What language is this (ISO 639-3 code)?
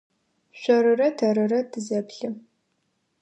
ady